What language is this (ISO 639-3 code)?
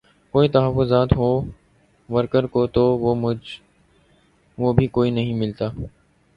urd